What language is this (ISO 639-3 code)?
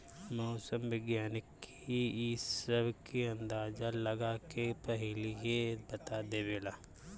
bho